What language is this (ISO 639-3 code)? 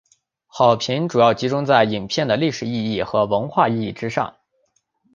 zho